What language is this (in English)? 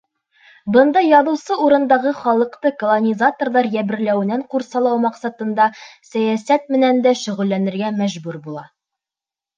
Bashkir